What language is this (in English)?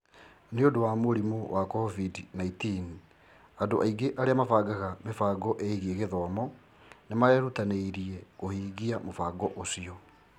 Kikuyu